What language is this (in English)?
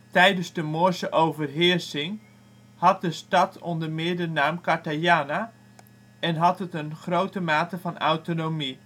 Dutch